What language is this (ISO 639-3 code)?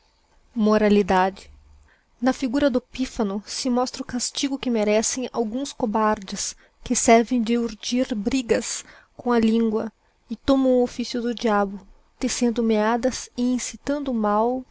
por